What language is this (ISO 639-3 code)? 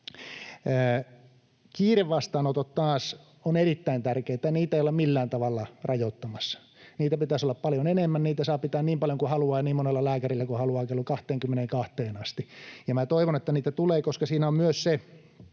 fin